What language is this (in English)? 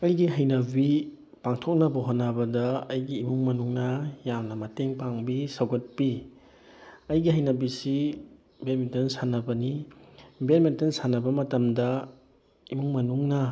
Manipuri